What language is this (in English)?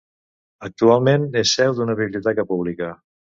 Catalan